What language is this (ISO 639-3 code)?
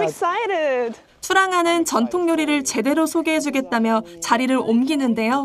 kor